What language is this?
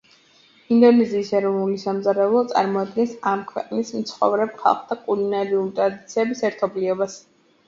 Georgian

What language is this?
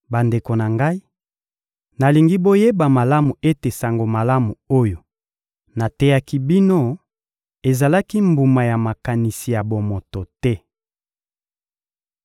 Lingala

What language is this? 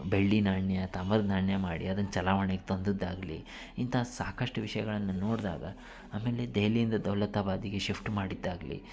Kannada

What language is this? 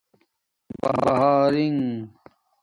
Domaaki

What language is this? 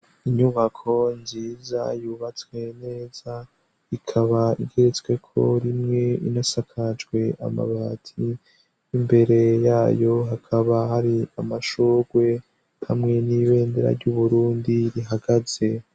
Rundi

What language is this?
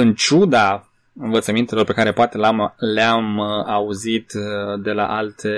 Romanian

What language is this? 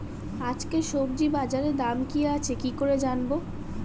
Bangla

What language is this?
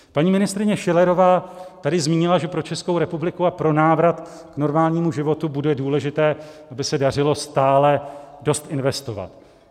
Czech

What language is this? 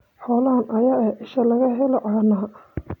Somali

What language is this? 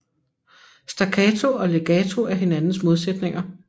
Danish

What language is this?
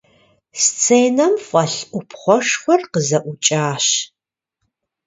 Kabardian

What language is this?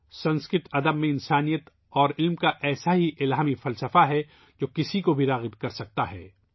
Urdu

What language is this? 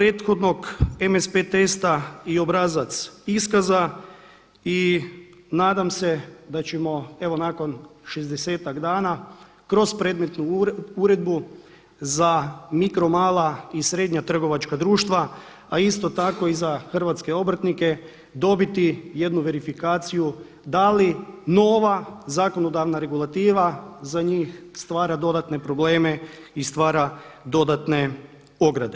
Croatian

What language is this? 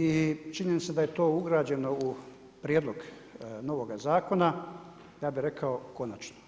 Croatian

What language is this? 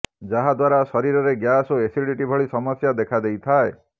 Odia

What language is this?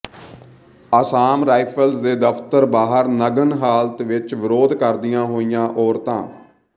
Punjabi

